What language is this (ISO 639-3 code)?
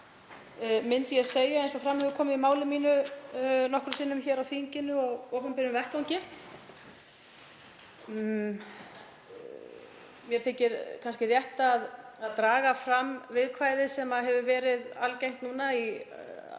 isl